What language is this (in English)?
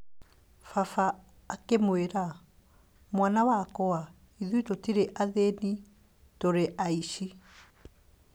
Kikuyu